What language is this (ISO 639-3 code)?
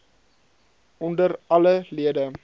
afr